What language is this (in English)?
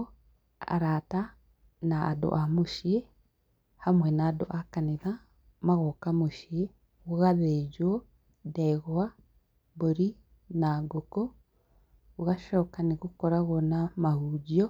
Kikuyu